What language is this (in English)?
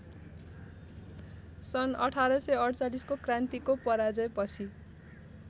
Nepali